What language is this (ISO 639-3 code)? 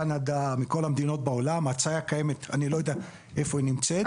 heb